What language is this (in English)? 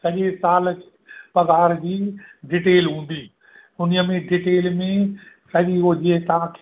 Sindhi